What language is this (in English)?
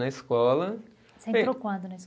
Portuguese